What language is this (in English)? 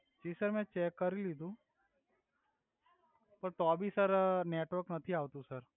Gujarati